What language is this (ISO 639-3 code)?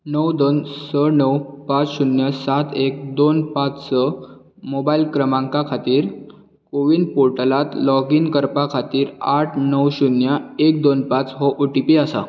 kok